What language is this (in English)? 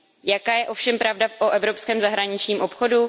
Czech